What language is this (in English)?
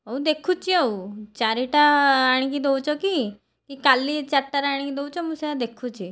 Odia